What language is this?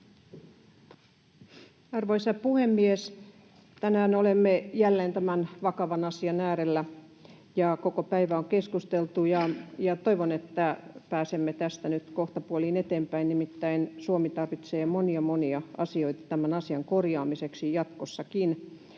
Finnish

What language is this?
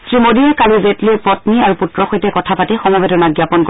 Assamese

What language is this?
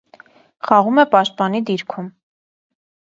Armenian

